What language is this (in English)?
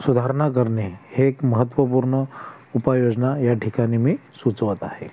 Marathi